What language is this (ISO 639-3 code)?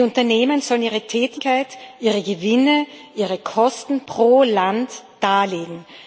deu